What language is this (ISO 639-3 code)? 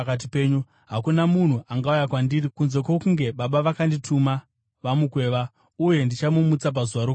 sna